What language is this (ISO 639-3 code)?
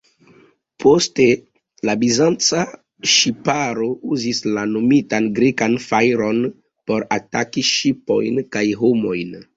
epo